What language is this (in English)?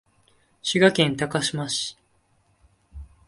Japanese